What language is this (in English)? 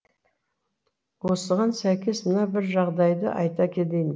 Kazakh